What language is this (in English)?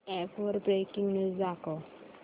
Marathi